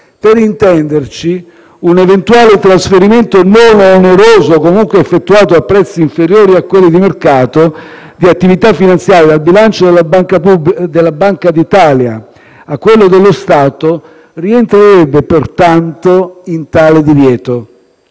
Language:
Italian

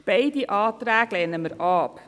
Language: Swiss German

